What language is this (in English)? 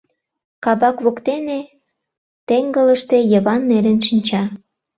Mari